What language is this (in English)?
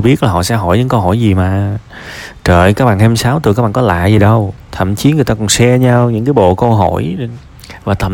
Vietnamese